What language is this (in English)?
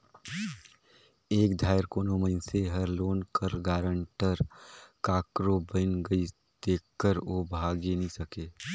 Chhattisgarhi